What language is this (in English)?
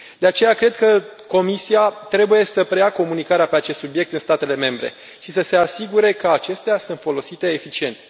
Romanian